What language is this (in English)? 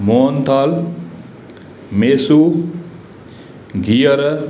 Sindhi